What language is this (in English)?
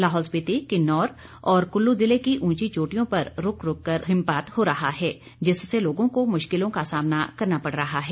Hindi